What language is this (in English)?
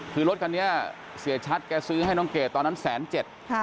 Thai